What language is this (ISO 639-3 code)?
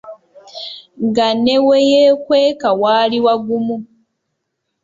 lug